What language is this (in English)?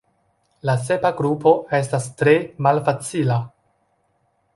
Esperanto